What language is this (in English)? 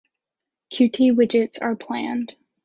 English